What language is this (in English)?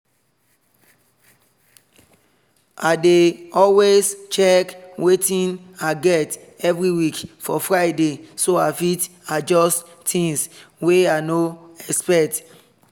Nigerian Pidgin